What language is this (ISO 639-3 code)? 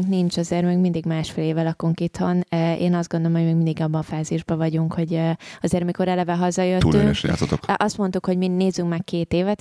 hun